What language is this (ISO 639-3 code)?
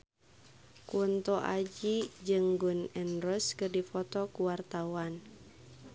sun